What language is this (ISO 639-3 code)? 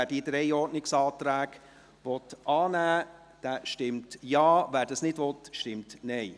gsw